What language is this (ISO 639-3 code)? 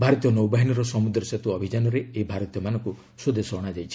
ori